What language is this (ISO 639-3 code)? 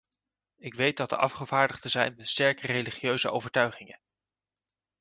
nld